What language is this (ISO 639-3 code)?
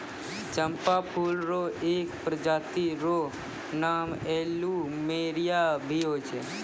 mai